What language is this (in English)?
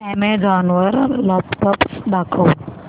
Marathi